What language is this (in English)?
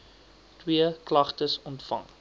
Afrikaans